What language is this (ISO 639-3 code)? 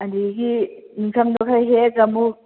mni